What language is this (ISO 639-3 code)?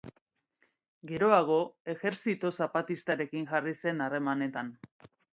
eus